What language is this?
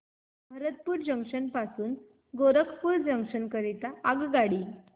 Marathi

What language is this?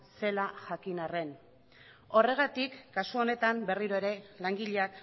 Basque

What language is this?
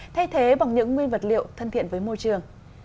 Vietnamese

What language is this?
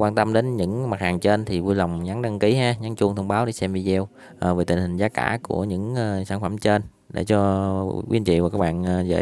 Vietnamese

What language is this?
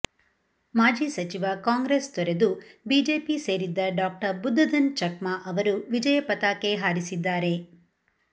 Kannada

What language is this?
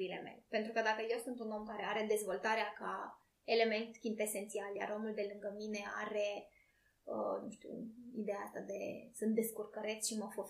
Romanian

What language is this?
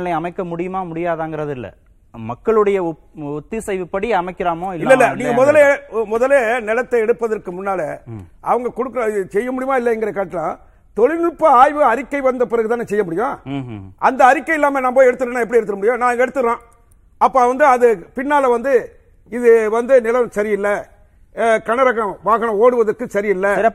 Tamil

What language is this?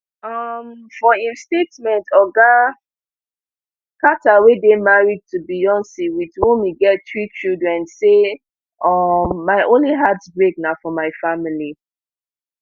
Nigerian Pidgin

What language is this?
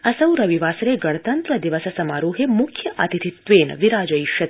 Sanskrit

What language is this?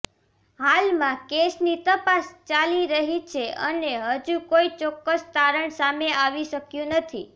Gujarati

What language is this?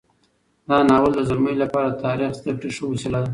Pashto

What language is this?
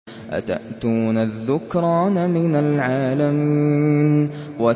Arabic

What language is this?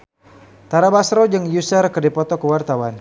Sundanese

